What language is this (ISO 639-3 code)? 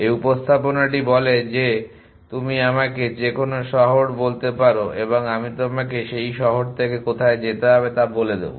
ben